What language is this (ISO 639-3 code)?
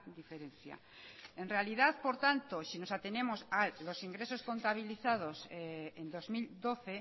spa